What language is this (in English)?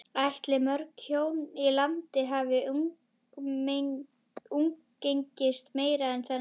Icelandic